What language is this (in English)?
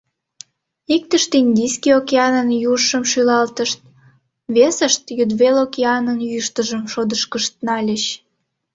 Mari